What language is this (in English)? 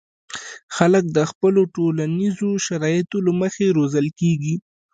Pashto